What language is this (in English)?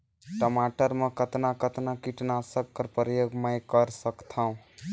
Chhattisgarhi